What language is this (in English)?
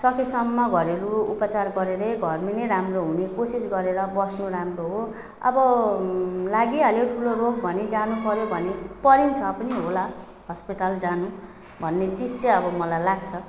Nepali